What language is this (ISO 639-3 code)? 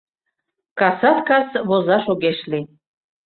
chm